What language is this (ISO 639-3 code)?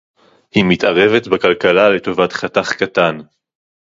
heb